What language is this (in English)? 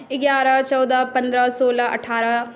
Maithili